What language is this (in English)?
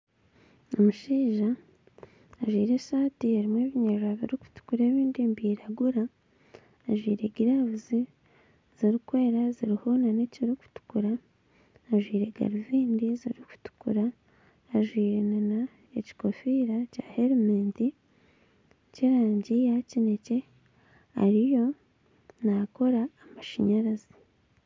Nyankole